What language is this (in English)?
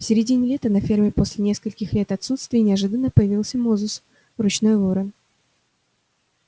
Russian